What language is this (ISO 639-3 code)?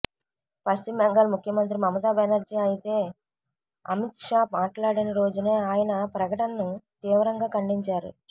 tel